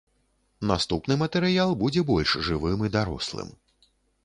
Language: Belarusian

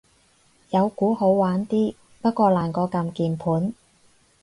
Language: Cantonese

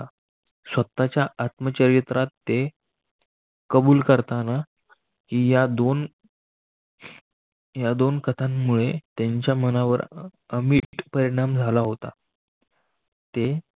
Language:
Marathi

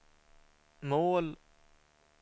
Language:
Swedish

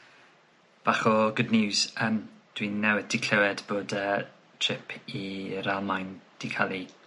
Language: Welsh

